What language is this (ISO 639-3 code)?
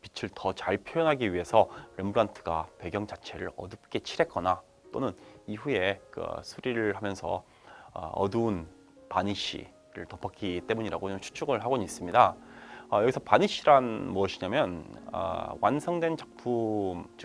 kor